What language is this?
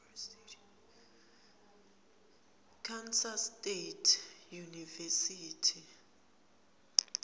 Swati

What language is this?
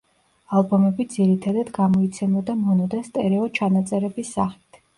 Georgian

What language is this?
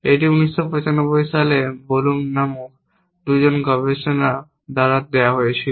Bangla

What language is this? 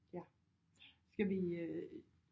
Danish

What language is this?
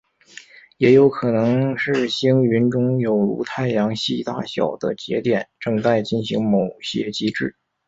Chinese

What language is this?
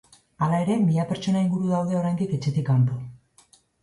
Basque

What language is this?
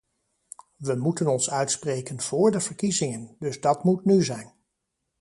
Dutch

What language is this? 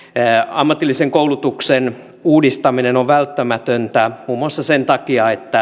Finnish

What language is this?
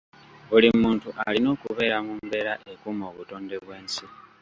Ganda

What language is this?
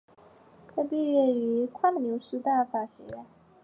Chinese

